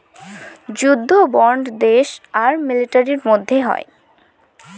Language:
Bangla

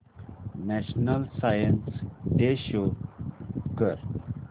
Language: Marathi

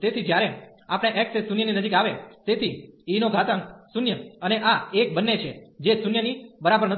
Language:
Gujarati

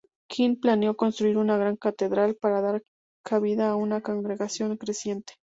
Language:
Spanish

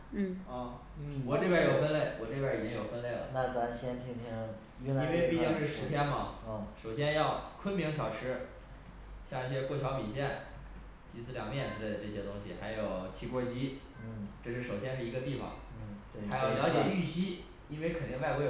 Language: Chinese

